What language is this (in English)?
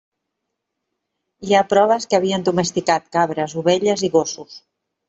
Catalan